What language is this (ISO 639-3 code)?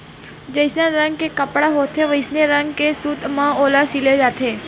hne